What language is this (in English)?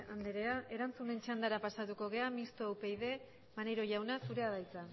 Basque